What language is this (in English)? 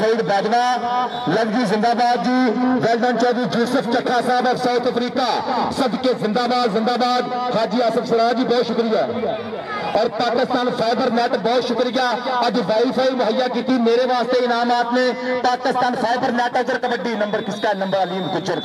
Punjabi